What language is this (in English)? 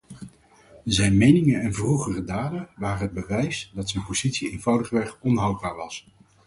Dutch